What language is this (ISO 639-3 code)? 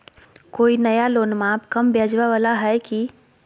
mag